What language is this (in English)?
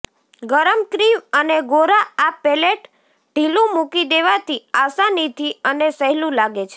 Gujarati